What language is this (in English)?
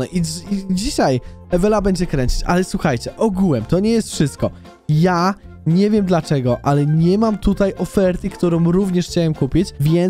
Polish